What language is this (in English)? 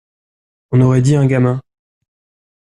French